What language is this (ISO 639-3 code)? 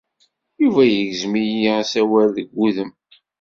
kab